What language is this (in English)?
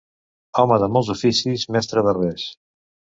Catalan